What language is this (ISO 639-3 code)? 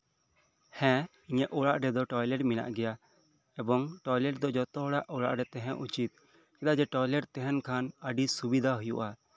sat